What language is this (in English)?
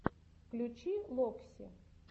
Russian